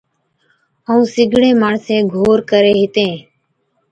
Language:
Od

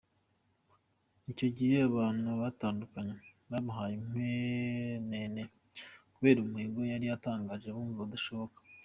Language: Kinyarwanda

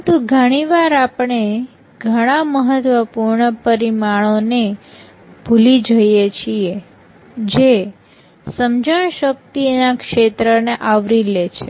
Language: Gujarati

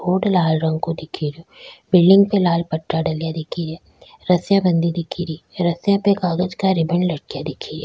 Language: Rajasthani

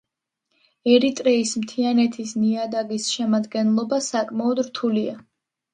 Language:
Georgian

